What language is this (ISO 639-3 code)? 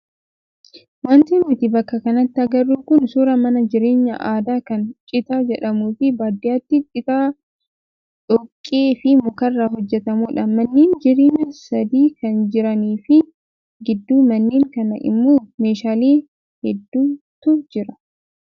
orm